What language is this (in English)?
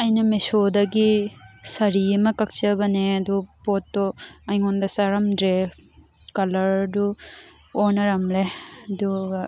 Manipuri